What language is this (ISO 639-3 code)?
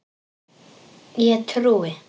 isl